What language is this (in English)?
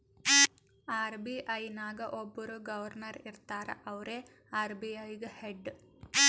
Kannada